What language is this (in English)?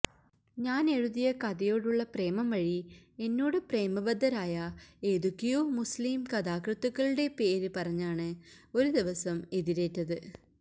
Malayalam